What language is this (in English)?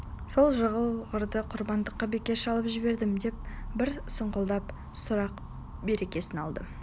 Kazakh